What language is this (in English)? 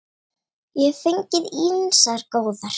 Icelandic